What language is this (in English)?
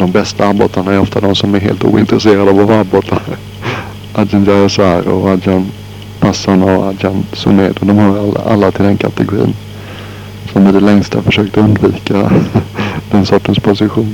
Swedish